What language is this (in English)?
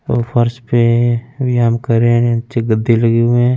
Hindi